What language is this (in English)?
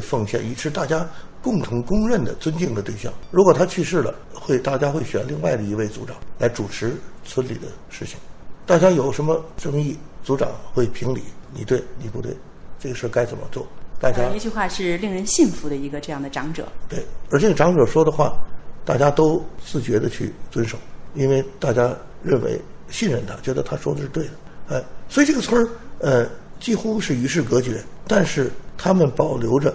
Chinese